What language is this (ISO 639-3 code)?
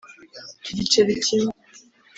kin